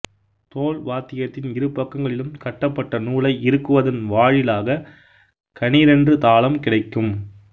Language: Tamil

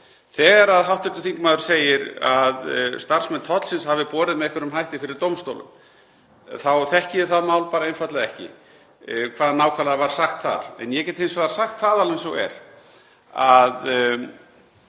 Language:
Icelandic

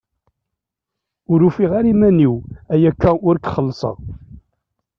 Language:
Kabyle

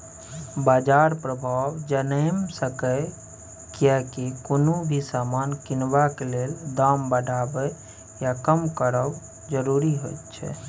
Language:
Maithili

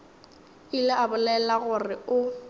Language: Northern Sotho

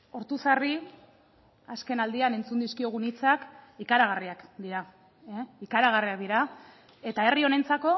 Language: Basque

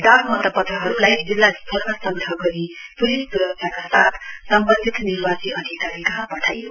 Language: Nepali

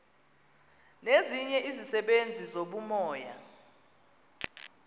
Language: Xhosa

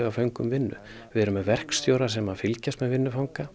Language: Icelandic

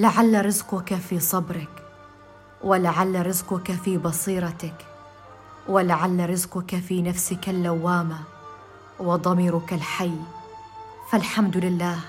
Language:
Arabic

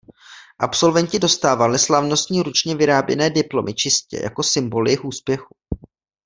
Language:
Czech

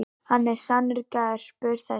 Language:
Icelandic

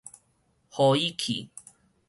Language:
Min Nan Chinese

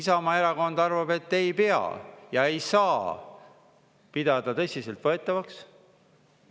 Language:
Estonian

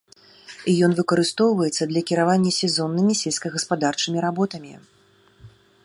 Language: Belarusian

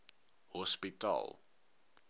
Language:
Afrikaans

